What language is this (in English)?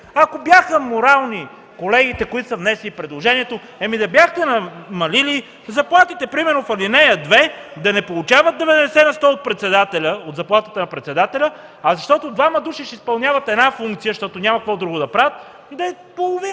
Bulgarian